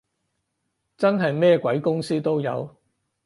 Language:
Cantonese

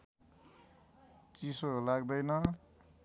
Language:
Nepali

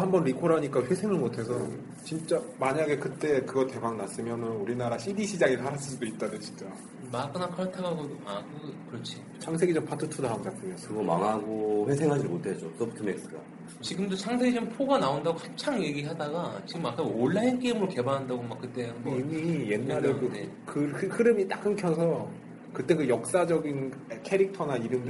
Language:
Korean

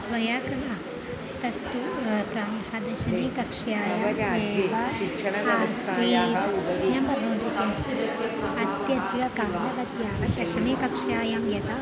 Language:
Sanskrit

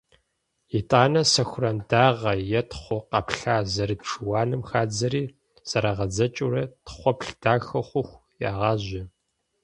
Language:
Kabardian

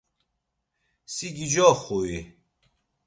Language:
Laz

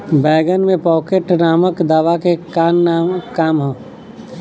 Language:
Bhojpuri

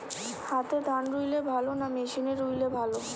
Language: Bangla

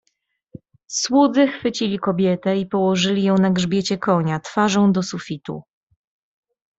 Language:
Polish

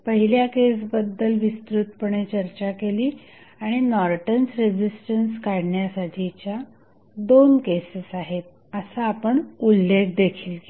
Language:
Marathi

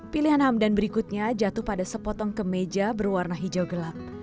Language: Indonesian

